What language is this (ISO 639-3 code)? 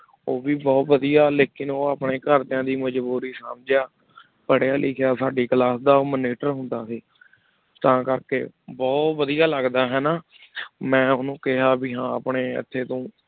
pan